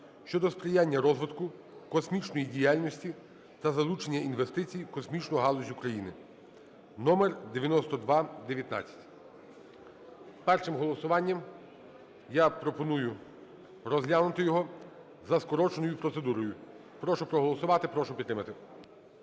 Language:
Ukrainian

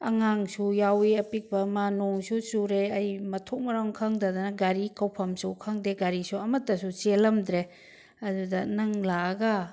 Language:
Manipuri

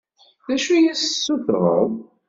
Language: Kabyle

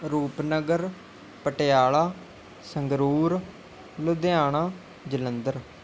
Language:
Punjabi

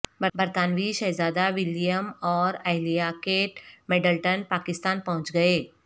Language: Urdu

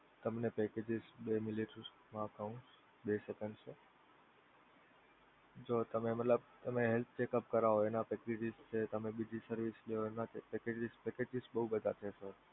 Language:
Gujarati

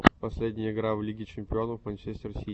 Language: Russian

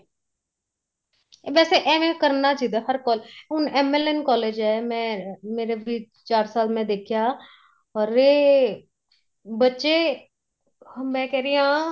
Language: Punjabi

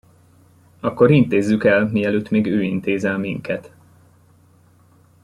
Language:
Hungarian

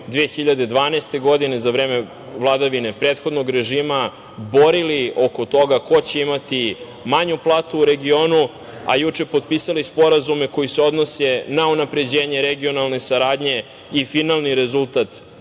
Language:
Serbian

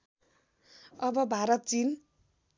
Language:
Nepali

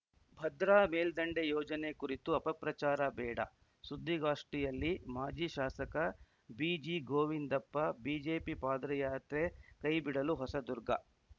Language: Kannada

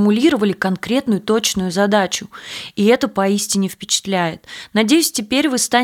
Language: Russian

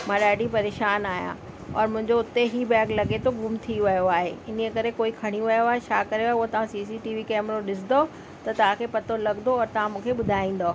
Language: Sindhi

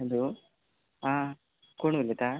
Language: Konkani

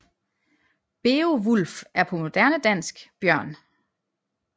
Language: Danish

